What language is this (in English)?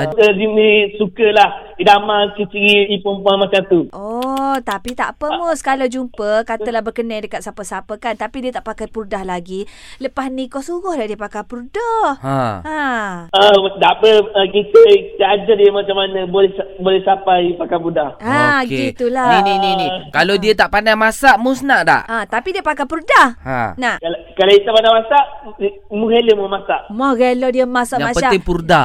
Malay